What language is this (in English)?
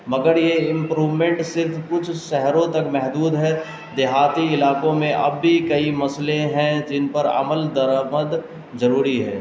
Urdu